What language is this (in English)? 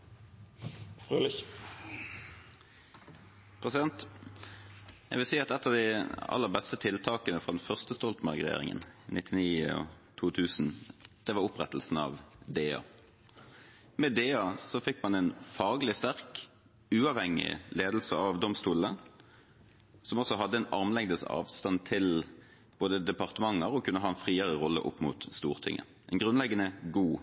Norwegian